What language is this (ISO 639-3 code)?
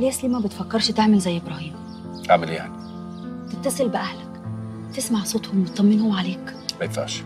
ara